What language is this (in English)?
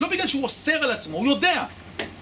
Hebrew